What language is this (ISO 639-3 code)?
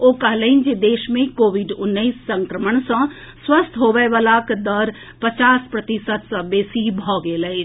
mai